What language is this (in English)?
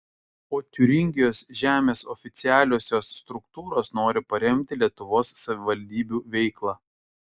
Lithuanian